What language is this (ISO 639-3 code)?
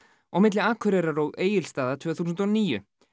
isl